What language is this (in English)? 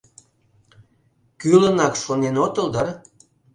Mari